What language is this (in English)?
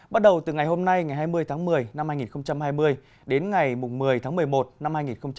Vietnamese